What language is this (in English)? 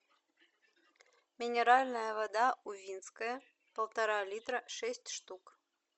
Russian